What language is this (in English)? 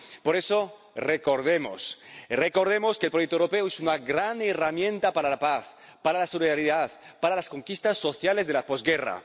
Spanish